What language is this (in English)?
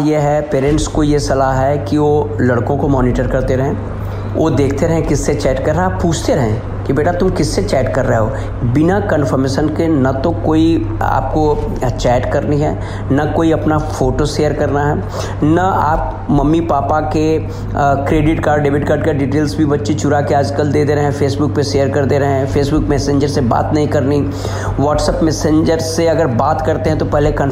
Hindi